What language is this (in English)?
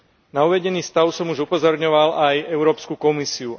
Slovak